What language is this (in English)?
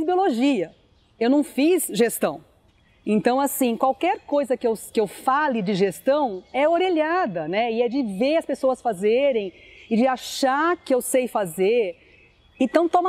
Portuguese